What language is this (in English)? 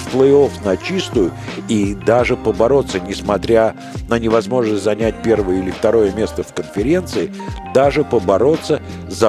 Russian